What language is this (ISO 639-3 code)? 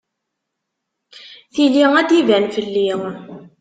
kab